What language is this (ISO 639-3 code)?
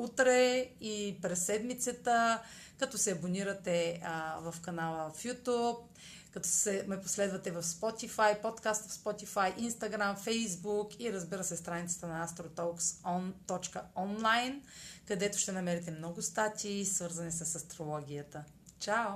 bul